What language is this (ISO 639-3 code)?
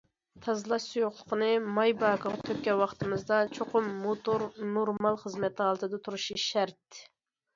uig